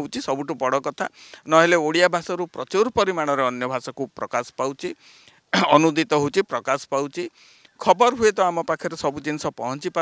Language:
Hindi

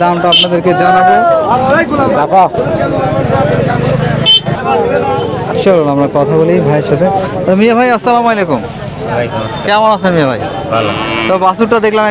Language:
Romanian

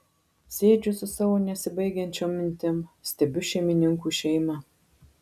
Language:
Lithuanian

